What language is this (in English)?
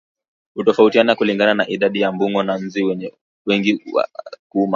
Swahili